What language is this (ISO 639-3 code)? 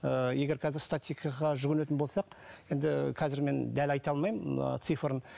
kaz